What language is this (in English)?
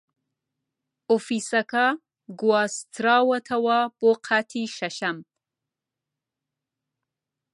Central Kurdish